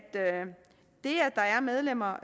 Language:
Danish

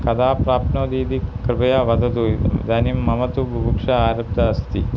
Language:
Sanskrit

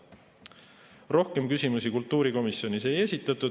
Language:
Estonian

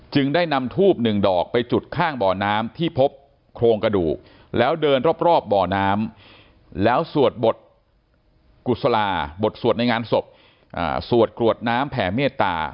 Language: Thai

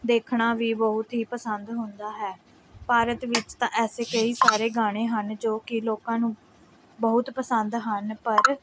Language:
Punjabi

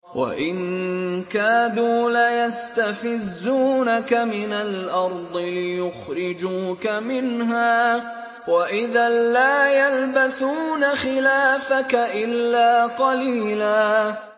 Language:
Arabic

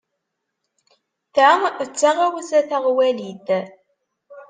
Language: Kabyle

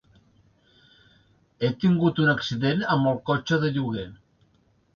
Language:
Catalan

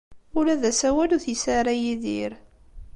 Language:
Kabyle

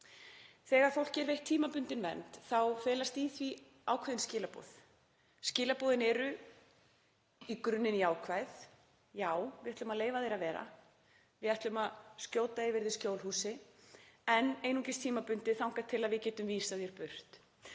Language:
Icelandic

